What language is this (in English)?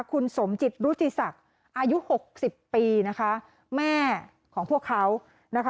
Thai